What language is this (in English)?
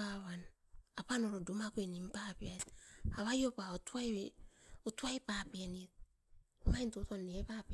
Askopan